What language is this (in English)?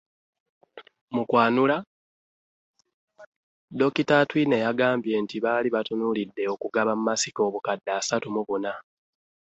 Ganda